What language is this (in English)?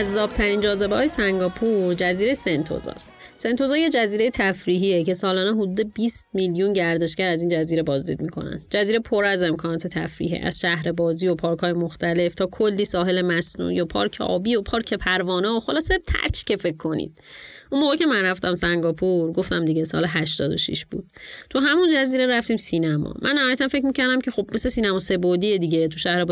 Persian